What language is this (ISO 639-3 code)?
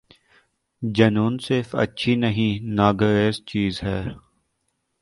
urd